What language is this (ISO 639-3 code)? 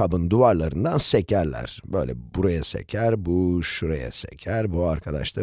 tur